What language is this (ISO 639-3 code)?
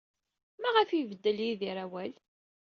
kab